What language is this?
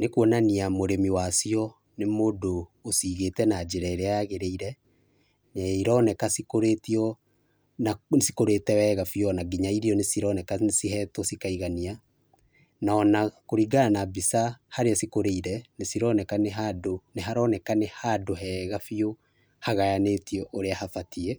Kikuyu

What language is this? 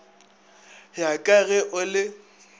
Northern Sotho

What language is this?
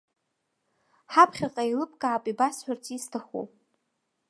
Abkhazian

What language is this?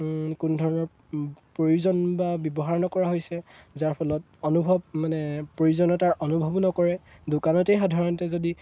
Assamese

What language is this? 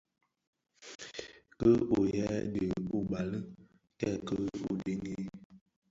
Bafia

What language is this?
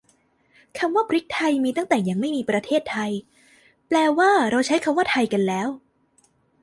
Thai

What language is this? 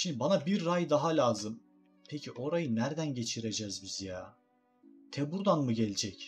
Turkish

